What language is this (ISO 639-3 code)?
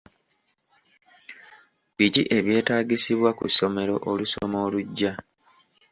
lug